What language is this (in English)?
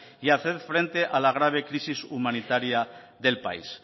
Spanish